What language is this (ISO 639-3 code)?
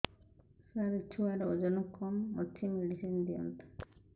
ori